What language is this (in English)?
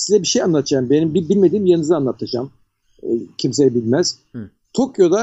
Turkish